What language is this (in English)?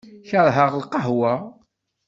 Kabyle